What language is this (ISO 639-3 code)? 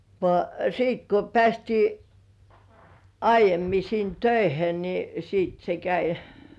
fin